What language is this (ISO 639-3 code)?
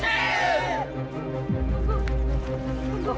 ind